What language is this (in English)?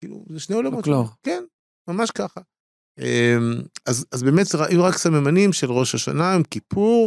Hebrew